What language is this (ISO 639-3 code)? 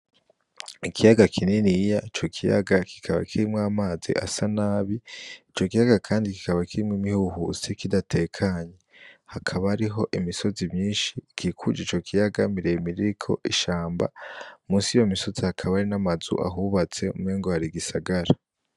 run